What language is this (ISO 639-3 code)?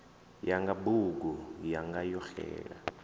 ven